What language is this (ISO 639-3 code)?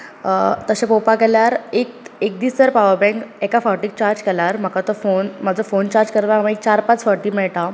kok